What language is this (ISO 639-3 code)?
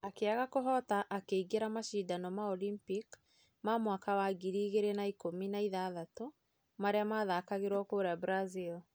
kik